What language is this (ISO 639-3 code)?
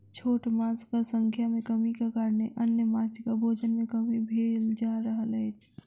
mai